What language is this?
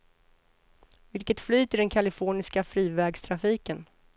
Swedish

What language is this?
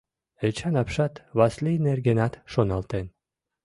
Mari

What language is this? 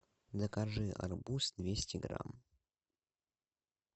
Russian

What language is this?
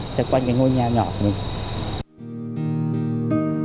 Vietnamese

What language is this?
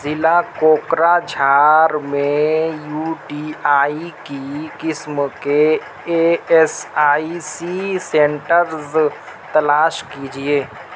Urdu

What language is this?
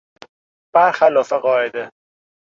Persian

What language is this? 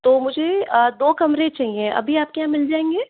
Hindi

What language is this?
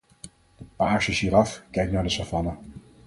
Dutch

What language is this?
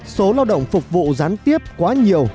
Vietnamese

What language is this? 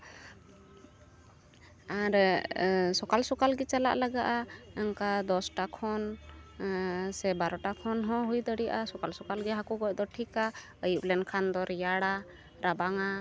Santali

